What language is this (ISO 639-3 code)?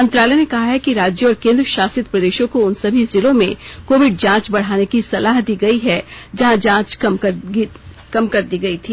hin